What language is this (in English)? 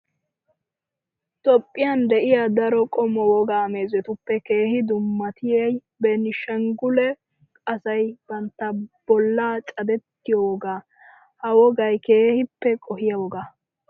Wolaytta